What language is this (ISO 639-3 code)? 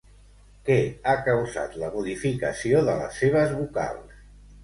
cat